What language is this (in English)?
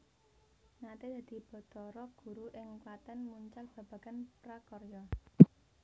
Javanese